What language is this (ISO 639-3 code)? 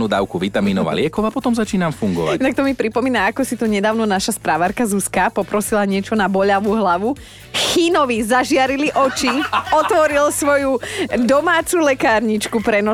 slk